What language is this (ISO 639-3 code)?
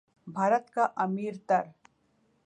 urd